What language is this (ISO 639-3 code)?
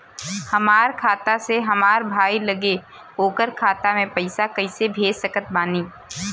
bho